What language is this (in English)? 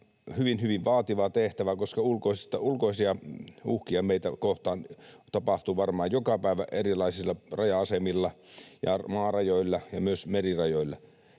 Finnish